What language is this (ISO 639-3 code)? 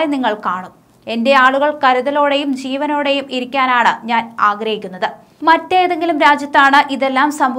ron